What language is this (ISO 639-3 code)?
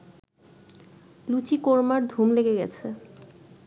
ben